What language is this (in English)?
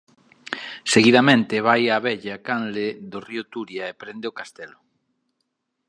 Galician